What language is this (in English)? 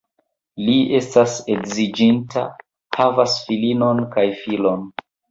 Esperanto